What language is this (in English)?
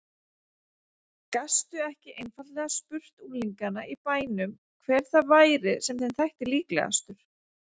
Icelandic